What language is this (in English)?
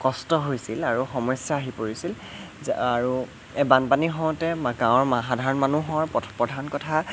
Assamese